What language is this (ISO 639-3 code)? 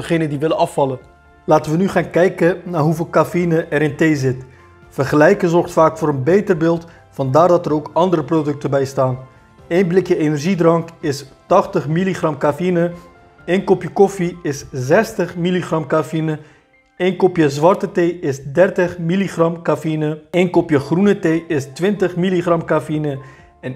nld